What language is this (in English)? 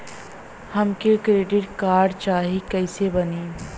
Bhojpuri